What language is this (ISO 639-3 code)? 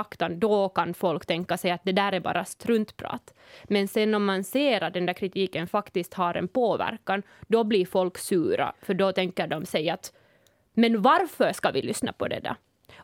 swe